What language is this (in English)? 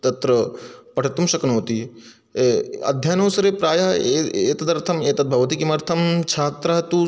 Sanskrit